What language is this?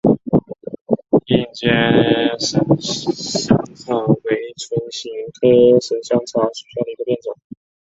Chinese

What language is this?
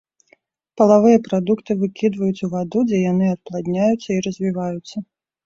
Belarusian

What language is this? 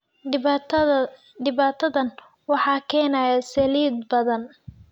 Somali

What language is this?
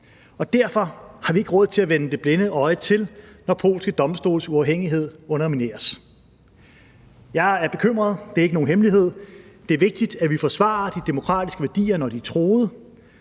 Danish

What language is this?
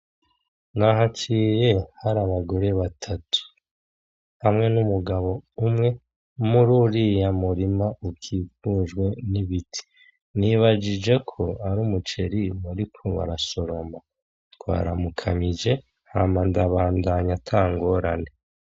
Rundi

